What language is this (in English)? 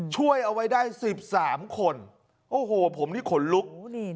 Thai